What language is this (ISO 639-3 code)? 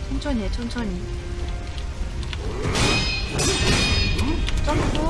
kor